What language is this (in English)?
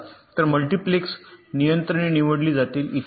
Marathi